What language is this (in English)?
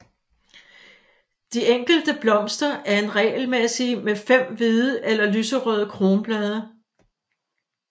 Danish